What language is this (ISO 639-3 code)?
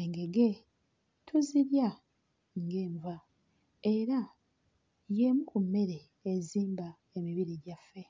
lug